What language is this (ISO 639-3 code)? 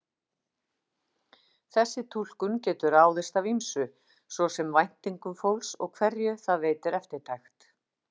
isl